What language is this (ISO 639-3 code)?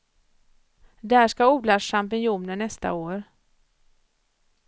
swe